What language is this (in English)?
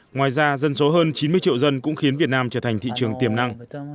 Vietnamese